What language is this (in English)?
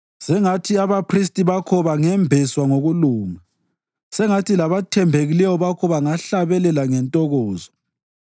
North Ndebele